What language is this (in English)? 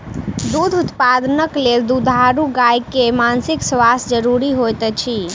Maithili